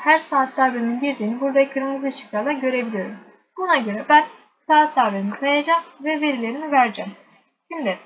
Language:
Turkish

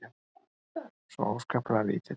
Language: Icelandic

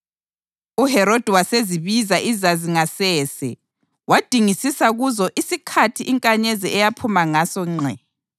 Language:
North Ndebele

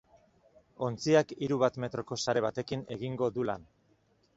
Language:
Basque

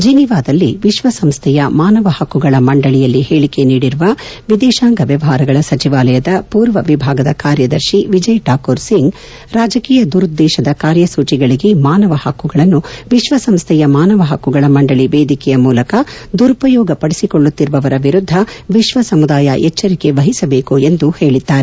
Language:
Kannada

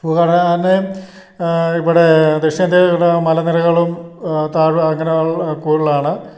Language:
Malayalam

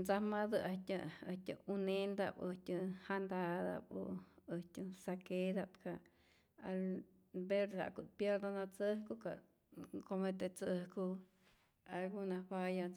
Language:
Rayón Zoque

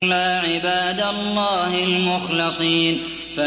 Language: Arabic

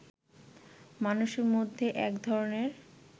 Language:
Bangla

